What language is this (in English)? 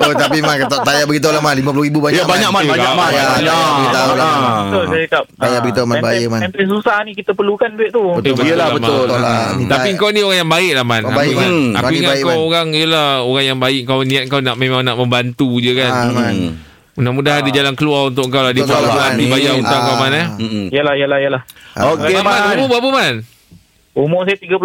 Malay